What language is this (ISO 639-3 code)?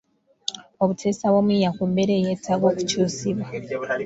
lug